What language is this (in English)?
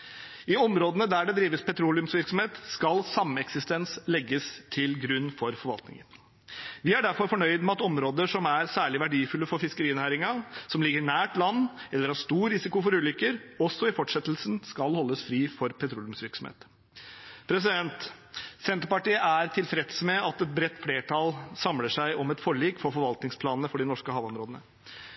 Norwegian Bokmål